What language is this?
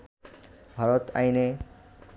Bangla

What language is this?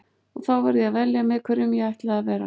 Icelandic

